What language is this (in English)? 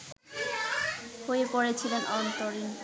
Bangla